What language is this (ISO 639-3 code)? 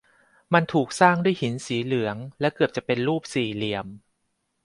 tha